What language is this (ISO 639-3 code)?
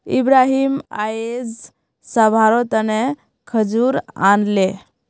mag